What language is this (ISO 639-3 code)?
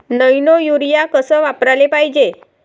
mar